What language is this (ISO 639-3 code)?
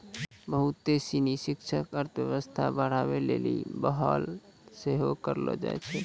mai